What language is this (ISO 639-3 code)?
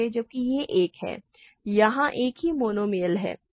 hin